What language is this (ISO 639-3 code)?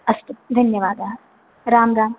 san